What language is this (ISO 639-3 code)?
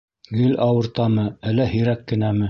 bak